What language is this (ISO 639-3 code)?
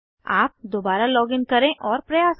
hin